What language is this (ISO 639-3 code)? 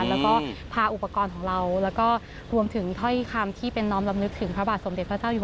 tha